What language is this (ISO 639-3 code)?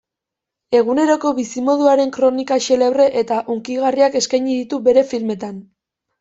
eus